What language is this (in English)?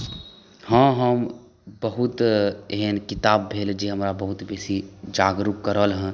Maithili